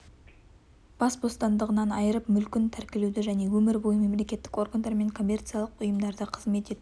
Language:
Kazakh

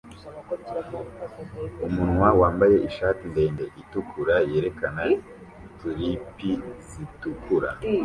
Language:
Kinyarwanda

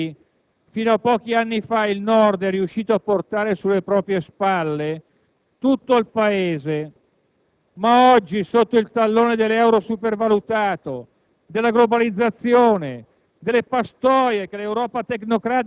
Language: Italian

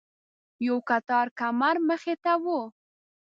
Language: Pashto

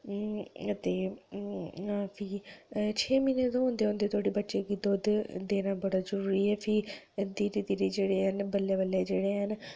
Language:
Dogri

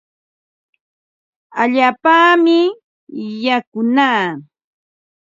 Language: Ambo-Pasco Quechua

